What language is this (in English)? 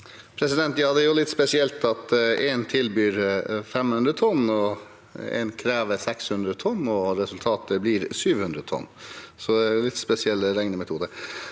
Norwegian